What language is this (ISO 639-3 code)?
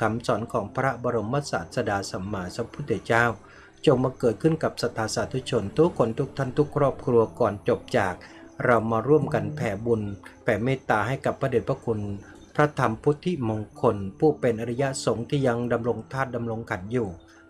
tha